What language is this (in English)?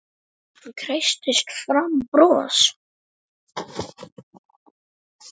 Icelandic